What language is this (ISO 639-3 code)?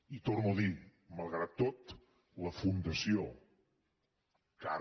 cat